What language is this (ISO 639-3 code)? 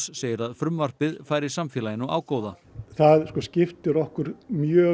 isl